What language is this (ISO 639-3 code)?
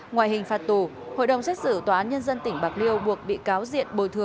vie